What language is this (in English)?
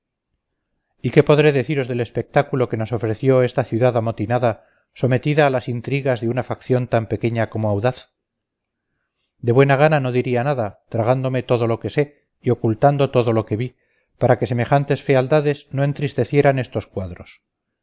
Spanish